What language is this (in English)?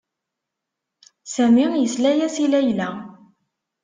Kabyle